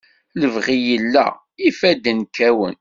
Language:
Kabyle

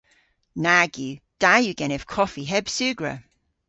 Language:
Cornish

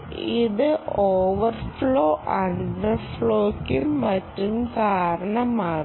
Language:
Malayalam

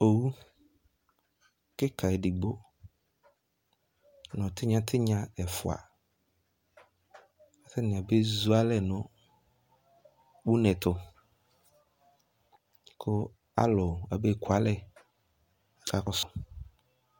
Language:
Ikposo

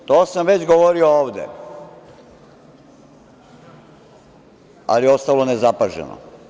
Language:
Serbian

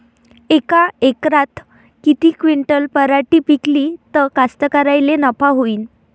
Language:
Marathi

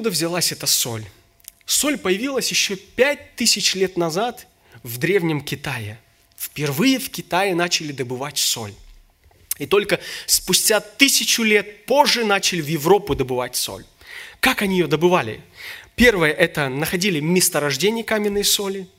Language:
Russian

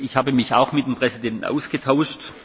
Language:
German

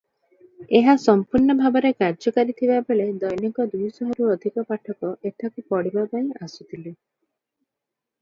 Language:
Odia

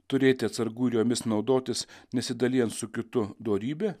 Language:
Lithuanian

